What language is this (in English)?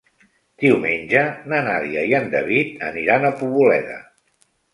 Catalan